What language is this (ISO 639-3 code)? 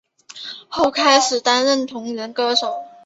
zho